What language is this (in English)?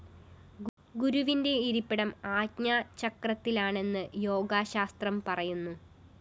Malayalam